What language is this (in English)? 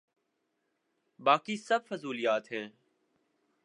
Urdu